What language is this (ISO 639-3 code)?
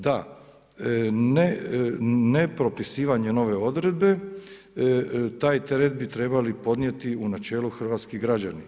hrv